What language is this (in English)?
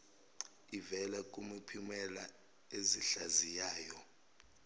Zulu